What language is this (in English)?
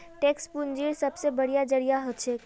Magahi